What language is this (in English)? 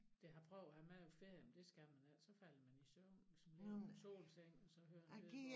Danish